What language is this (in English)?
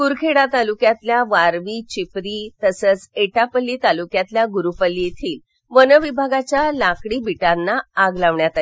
Marathi